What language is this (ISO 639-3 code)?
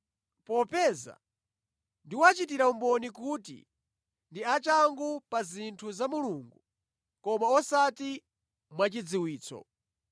nya